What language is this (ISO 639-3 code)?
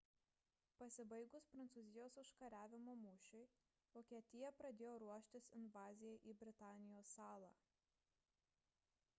lit